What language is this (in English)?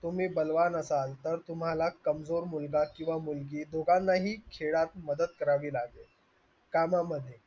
Marathi